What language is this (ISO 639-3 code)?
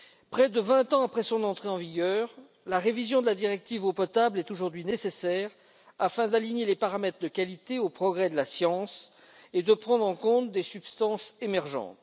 fra